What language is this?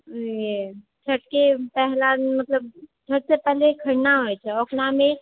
Maithili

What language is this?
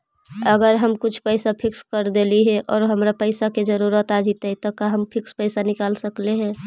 Magahi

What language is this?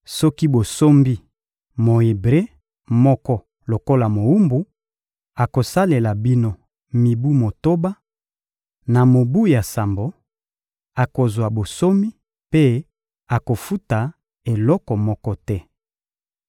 Lingala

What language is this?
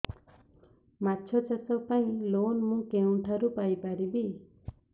Odia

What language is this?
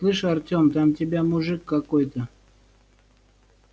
Russian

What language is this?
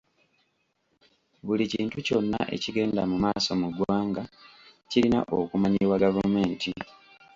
Ganda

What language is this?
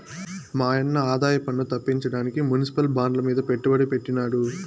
Telugu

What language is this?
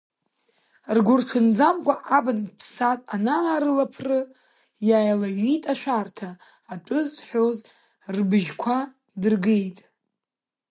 Abkhazian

